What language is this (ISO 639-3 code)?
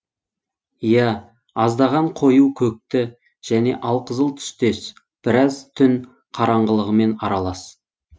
kaz